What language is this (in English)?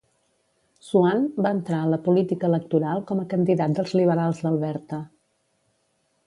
Catalan